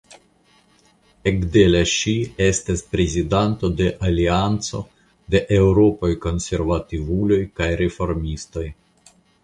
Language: Esperanto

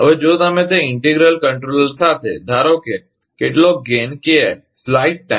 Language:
Gujarati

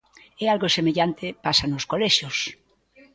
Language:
Galician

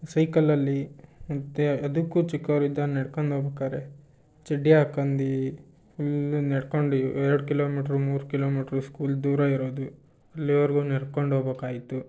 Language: Kannada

